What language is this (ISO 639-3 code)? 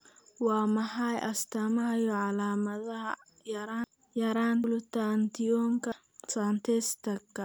som